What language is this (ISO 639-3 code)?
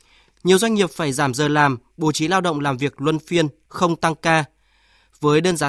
vie